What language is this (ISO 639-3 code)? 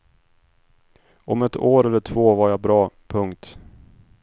swe